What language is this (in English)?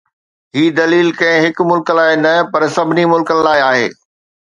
Sindhi